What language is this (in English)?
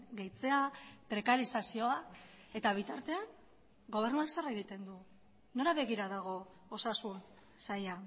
Basque